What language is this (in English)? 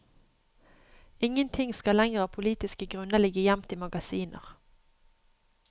Norwegian